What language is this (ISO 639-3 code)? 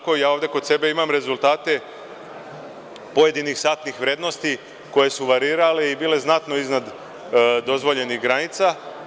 srp